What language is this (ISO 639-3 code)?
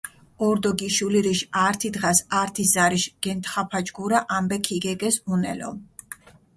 xmf